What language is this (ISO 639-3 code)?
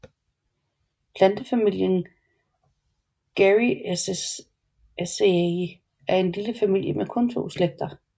dan